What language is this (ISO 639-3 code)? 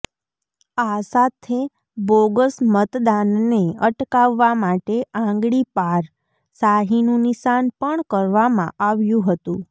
guj